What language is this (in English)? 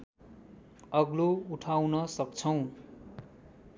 Nepali